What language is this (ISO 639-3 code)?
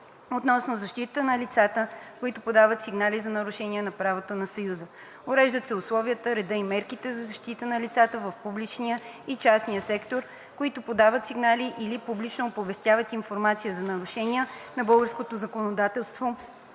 bul